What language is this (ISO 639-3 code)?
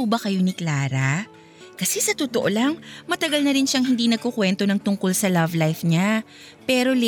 fil